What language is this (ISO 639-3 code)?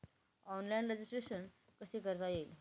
mar